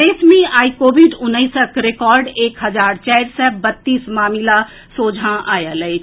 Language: Maithili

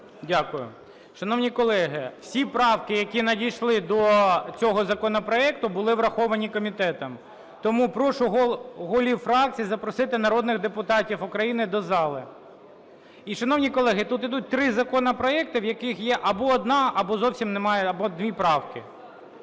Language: Ukrainian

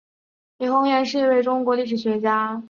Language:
Chinese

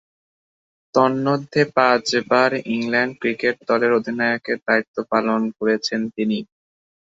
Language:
Bangla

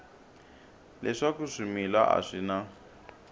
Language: Tsonga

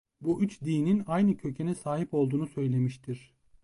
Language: Turkish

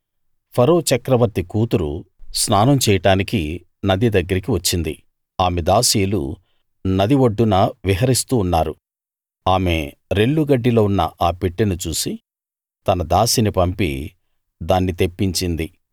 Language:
Telugu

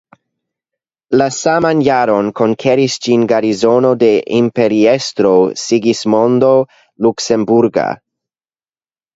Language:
Esperanto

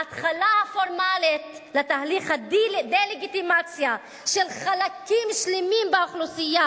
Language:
Hebrew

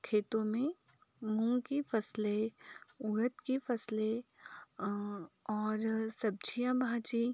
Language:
Hindi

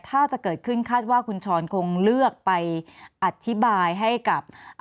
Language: Thai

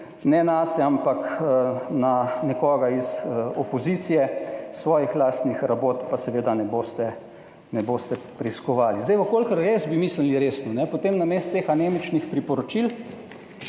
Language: Slovenian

